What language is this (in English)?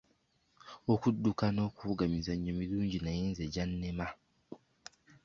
Ganda